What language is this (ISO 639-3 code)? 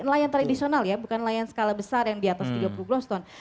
ind